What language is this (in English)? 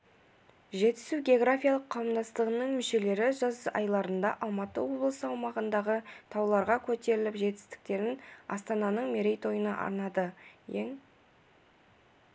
Kazakh